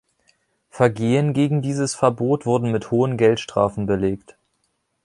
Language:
German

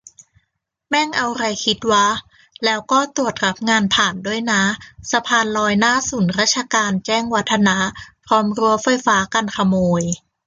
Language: Thai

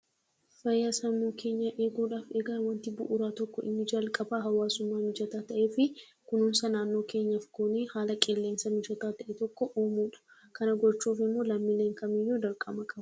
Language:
Oromo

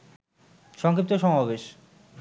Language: Bangla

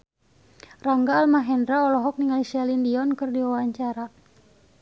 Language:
Sundanese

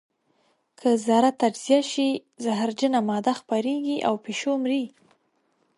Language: Pashto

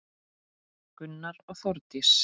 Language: Icelandic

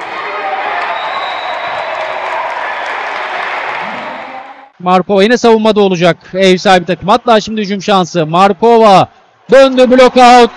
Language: Turkish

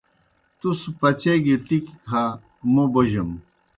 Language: Kohistani Shina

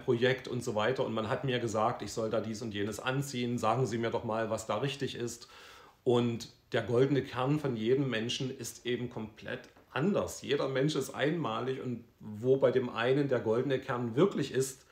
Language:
German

